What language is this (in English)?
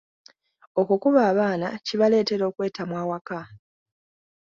Ganda